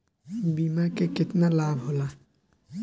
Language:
Bhojpuri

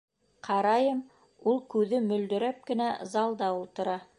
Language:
Bashkir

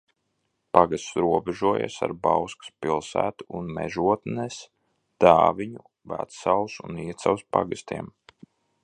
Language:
Latvian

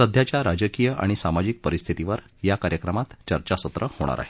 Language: Marathi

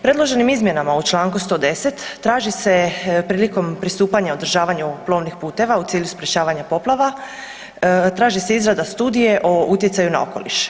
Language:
Croatian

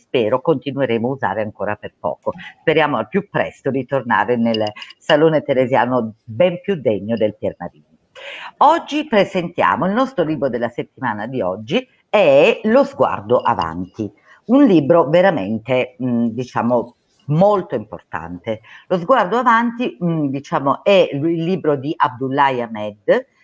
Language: Italian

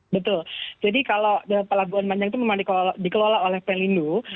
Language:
Indonesian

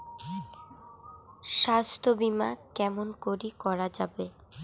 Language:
Bangla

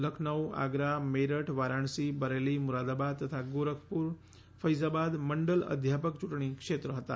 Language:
Gujarati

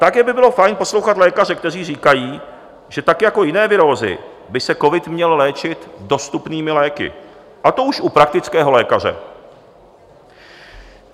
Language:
Czech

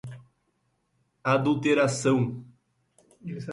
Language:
Portuguese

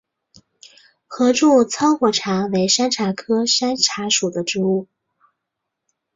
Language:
Chinese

